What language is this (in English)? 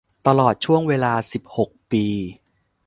Thai